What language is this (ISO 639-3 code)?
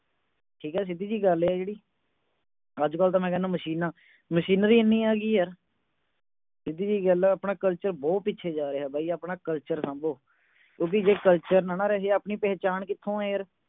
pan